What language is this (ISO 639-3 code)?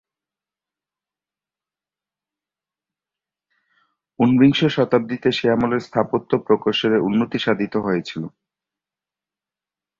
ben